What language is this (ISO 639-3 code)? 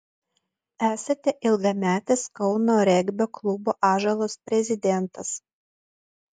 lit